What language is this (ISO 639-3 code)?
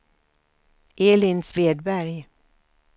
swe